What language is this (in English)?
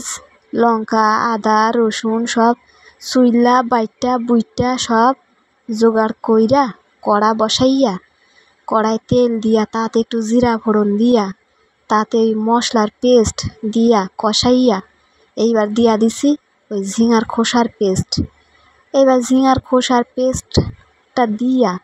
Bangla